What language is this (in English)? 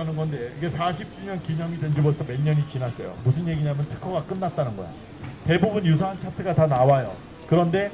Korean